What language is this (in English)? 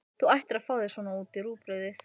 Icelandic